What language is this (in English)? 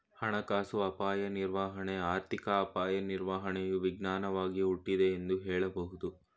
Kannada